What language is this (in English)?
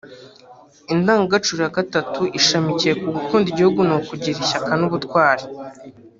Kinyarwanda